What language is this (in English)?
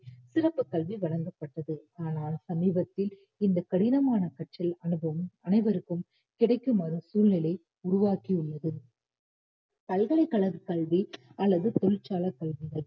Tamil